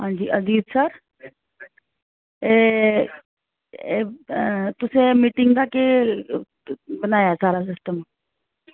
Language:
Dogri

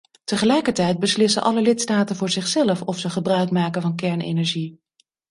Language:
Dutch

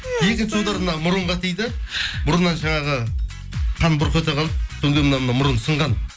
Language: Kazakh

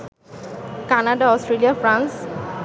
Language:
Bangla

